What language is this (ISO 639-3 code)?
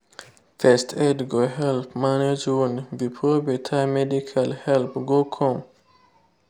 pcm